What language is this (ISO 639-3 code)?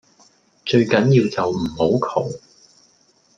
yue